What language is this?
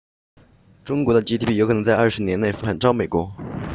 Chinese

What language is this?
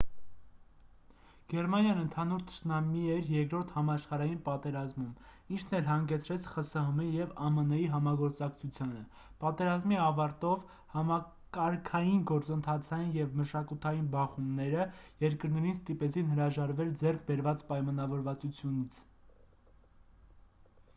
Armenian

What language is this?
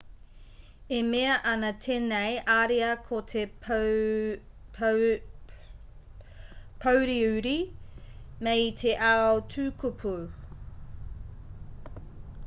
Māori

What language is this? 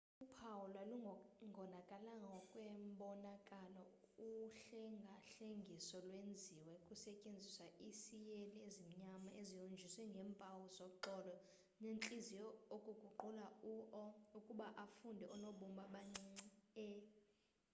Xhosa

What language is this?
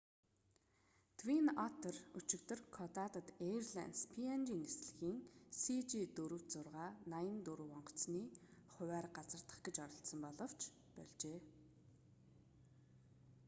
Mongolian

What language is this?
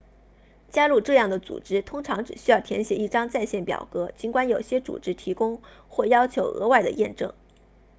Chinese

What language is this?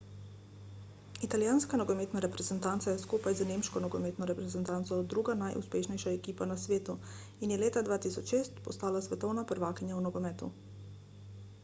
Slovenian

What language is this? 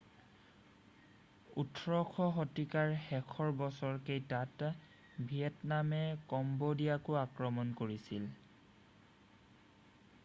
Assamese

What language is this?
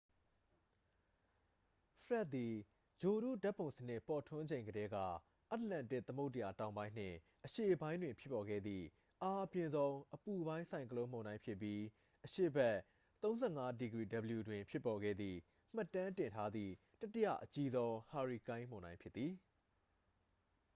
Burmese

